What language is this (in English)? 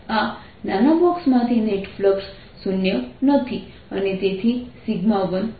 Gujarati